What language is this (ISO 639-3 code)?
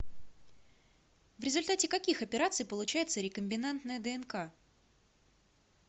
rus